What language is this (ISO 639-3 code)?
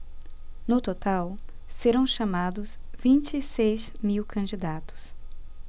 por